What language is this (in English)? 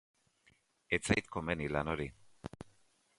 Basque